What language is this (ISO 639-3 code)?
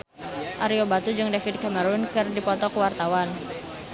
sun